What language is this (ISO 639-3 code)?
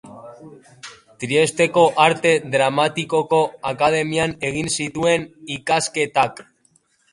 eus